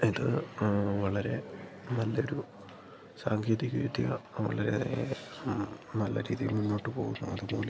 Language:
Malayalam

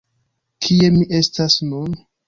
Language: Esperanto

